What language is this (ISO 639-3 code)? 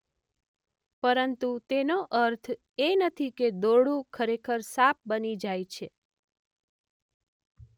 guj